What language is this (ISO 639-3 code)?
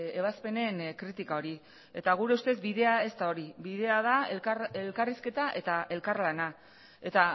eus